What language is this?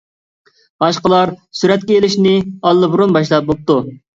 Uyghur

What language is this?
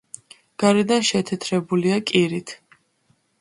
Georgian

